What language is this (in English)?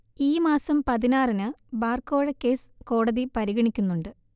Malayalam